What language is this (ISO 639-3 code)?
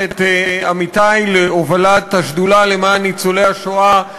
heb